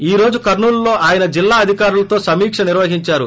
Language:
Telugu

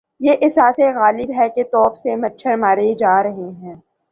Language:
Urdu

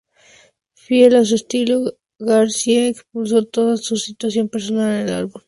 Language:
Spanish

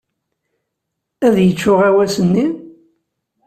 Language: Kabyle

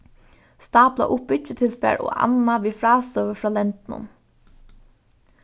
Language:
Faroese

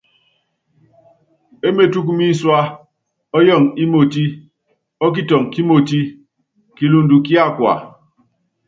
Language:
Yangben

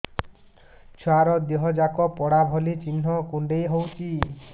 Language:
Odia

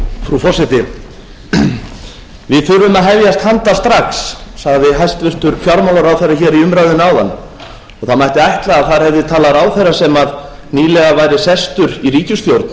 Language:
Icelandic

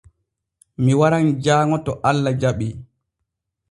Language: Borgu Fulfulde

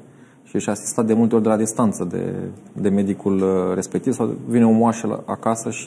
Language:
Romanian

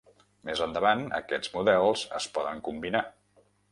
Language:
Catalan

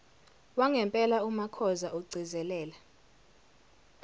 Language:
Zulu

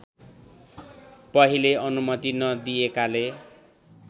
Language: Nepali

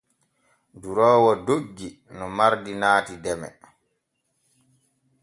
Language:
Borgu Fulfulde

